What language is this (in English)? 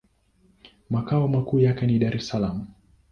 Swahili